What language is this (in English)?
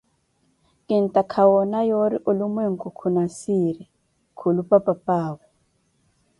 Koti